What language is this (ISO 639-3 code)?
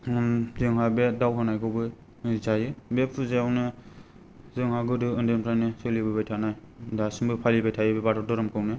brx